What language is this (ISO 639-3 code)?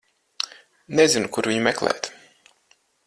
lav